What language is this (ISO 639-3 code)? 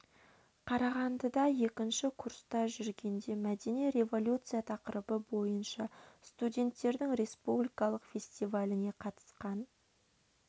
kaz